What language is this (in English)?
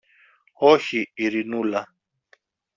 Greek